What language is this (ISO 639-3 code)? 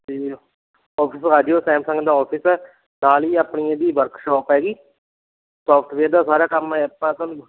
pan